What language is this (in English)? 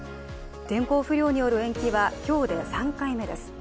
Japanese